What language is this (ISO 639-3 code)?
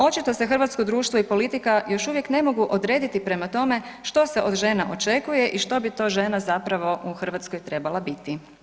hrv